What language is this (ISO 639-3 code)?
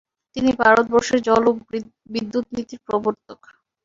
ben